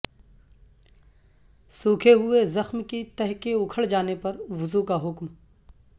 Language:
Urdu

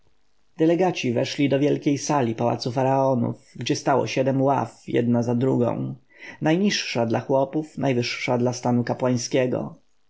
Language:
Polish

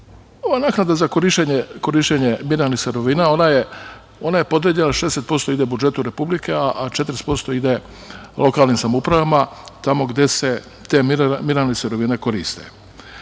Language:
Serbian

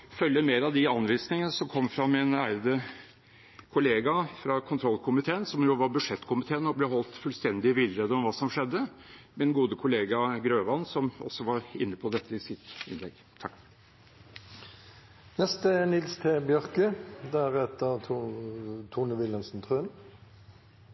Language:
Norwegian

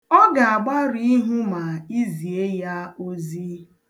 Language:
Igbo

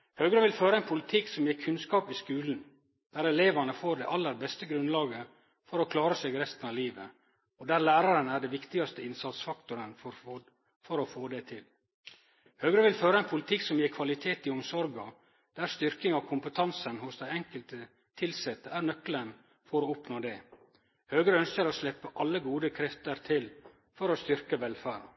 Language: Norwegian Nynorsk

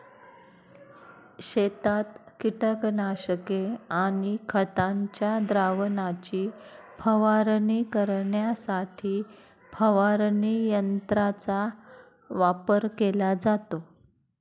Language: Marathi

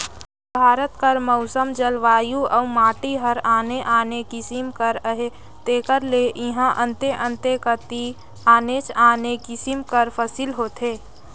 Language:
Chhattisgarhi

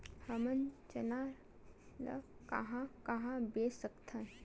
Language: Chhattisgarhi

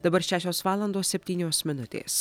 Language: Lithuanian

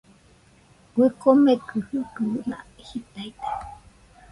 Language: Nüpode Huitoto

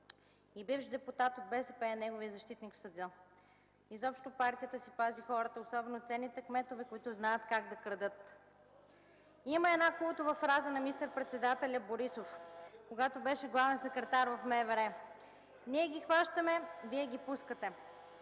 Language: Bulgarian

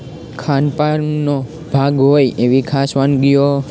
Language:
Gujarati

